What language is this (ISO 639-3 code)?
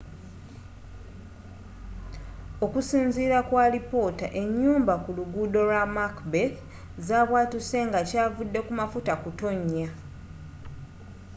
lug